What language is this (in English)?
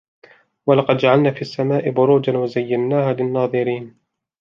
Arabic